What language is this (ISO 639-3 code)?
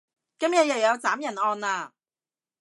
yue